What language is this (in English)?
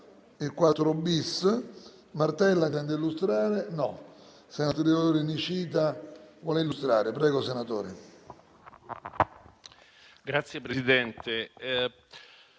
Italian